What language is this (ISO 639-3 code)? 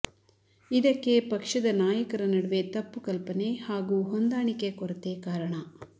kan